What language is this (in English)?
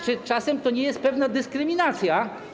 Polish